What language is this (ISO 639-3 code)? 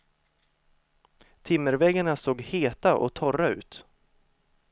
swe